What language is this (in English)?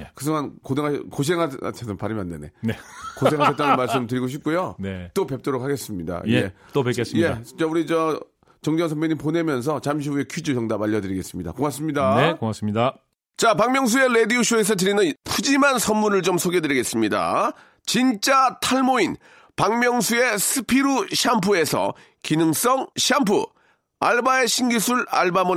Korean